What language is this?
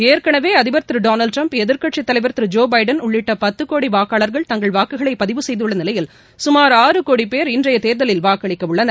Tamil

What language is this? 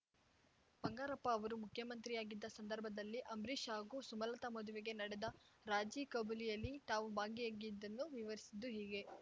Kannada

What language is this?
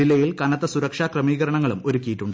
Malayalam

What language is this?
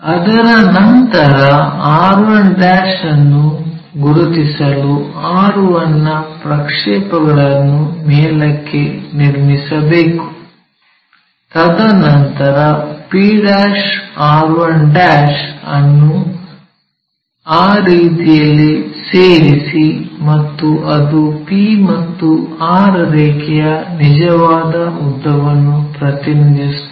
Kannada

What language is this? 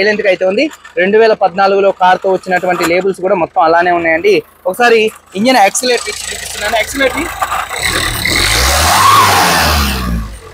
Telugu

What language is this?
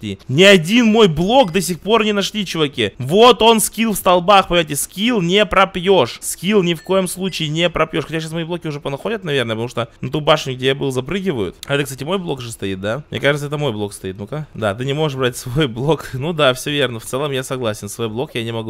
Russian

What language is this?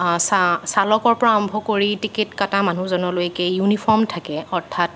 Assamese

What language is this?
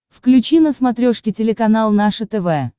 Russian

